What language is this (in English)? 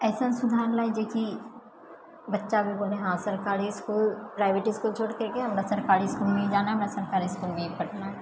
Maithili